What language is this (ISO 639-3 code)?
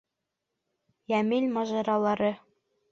bak